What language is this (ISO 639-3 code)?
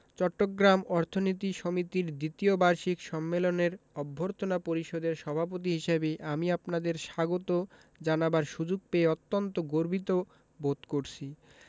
ben